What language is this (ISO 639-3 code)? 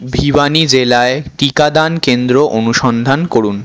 ben